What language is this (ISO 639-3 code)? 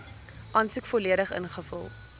afr